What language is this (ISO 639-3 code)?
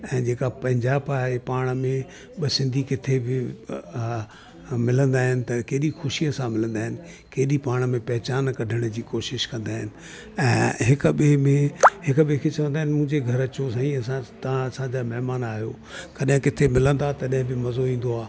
snd